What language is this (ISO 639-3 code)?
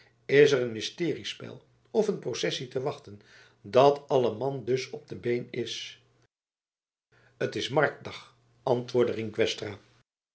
nld